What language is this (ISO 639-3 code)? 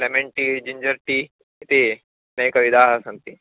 san